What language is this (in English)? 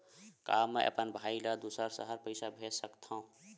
Chhattisgarhi